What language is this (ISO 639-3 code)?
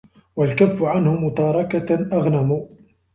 ara